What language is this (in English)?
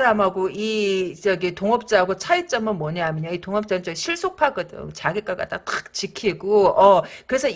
Korean